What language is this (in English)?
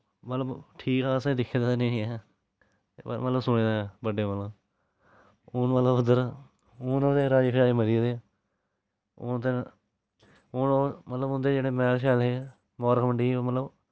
Dogri